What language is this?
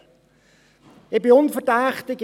Swiss German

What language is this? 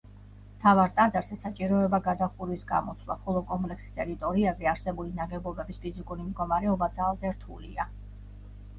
Georgian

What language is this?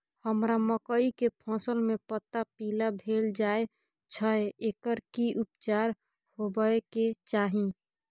Maithili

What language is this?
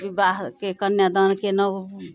Maithili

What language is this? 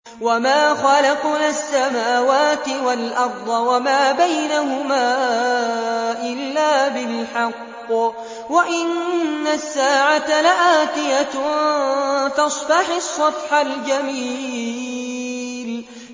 Arabic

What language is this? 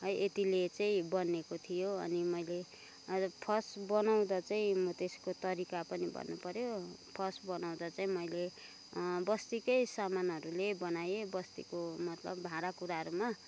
Nepali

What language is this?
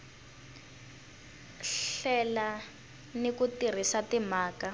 Tsonga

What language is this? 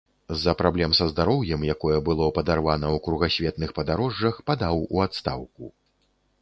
Belarusian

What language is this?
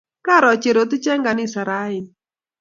Kalenjin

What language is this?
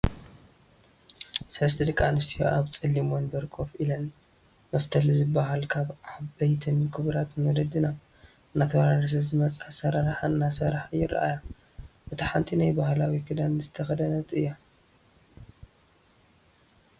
Tigrinya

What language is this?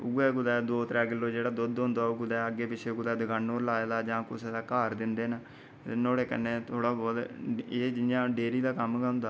Dogri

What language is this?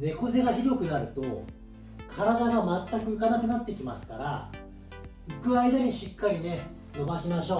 Japanese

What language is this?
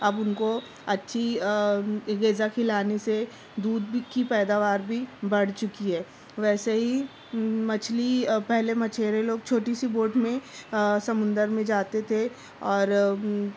Urdu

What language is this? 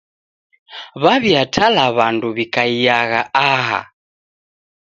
Taita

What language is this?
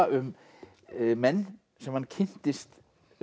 Icelandic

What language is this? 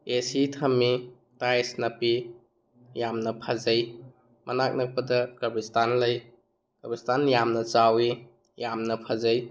Manipuri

